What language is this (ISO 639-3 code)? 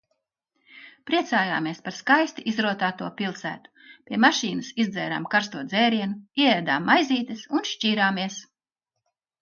lav